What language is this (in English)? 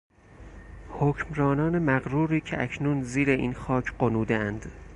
Persian